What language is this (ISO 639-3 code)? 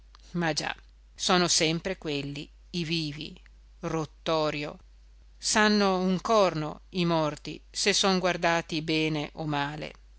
ita